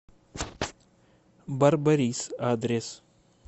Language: Russian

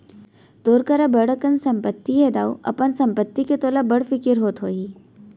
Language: Chhattisgarhi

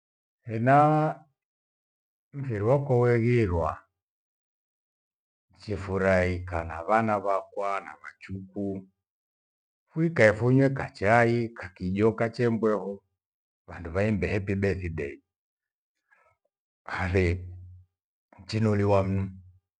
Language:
Gweno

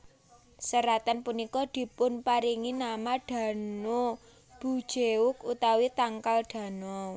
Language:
Javanese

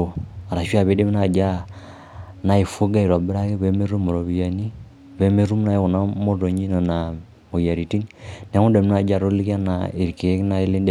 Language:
Masai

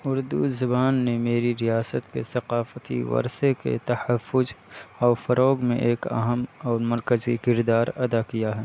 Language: Urdu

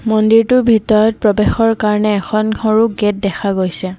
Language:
Assamese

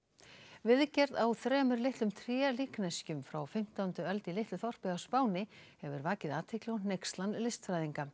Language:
Icelandic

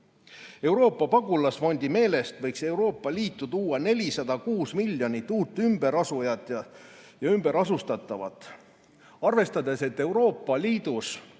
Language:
Estonian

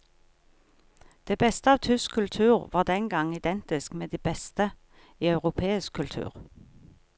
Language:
Norwegian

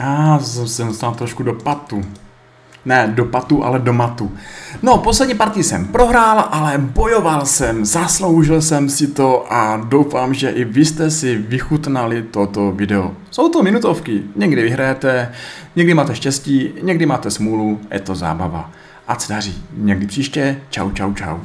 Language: Czech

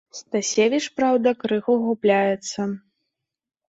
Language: Belarusian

